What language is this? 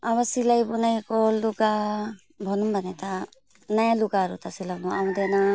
Nepali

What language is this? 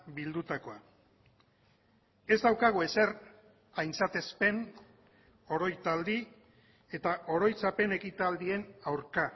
Basque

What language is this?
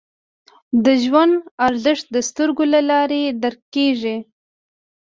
Pashto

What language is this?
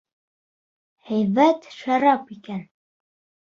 Bashkir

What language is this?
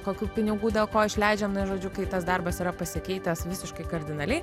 Lithuanian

